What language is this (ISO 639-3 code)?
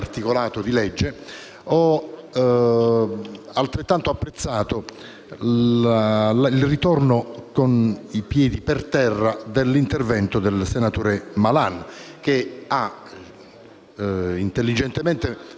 ita